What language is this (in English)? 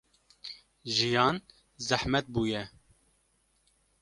Kurdish